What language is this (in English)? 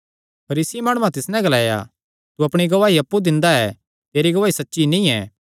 Kangri